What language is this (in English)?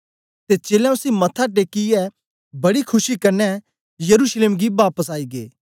Dogri